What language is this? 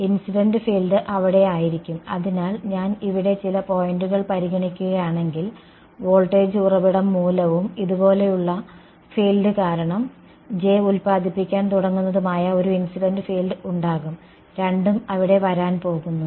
Malayalam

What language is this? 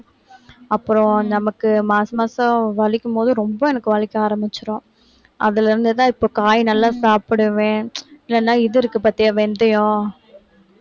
Tamil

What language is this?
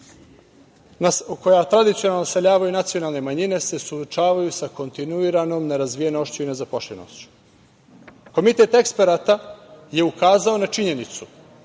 Serbian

